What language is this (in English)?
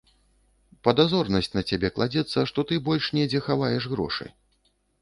Belarusian